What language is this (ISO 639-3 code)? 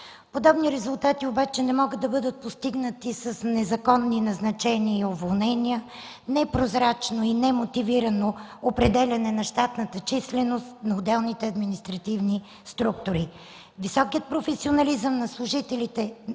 bul